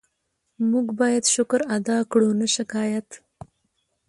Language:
Pashto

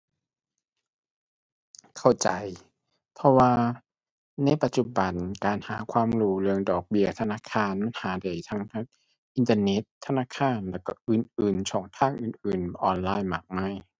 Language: Thai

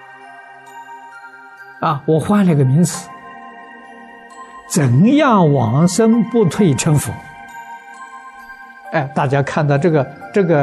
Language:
Chinese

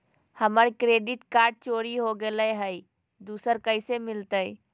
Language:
Magahi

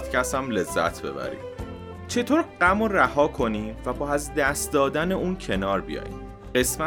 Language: Persian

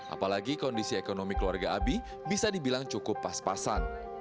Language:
Indonesian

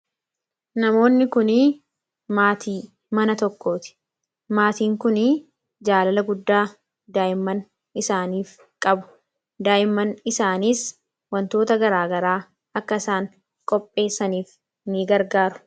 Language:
Oromo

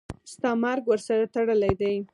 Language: Pashto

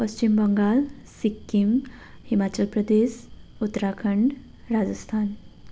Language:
Nepali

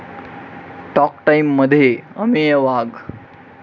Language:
Marathi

